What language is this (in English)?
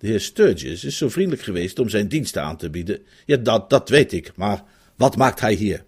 Dutch